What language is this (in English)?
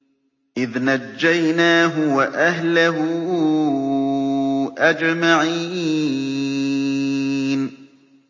Arabic